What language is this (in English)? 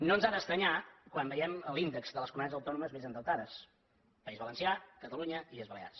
Catalan